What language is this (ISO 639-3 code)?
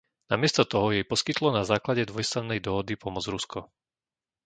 slk